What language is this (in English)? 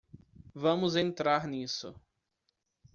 Portuguese